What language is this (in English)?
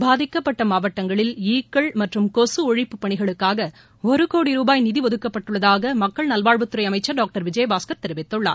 Tamil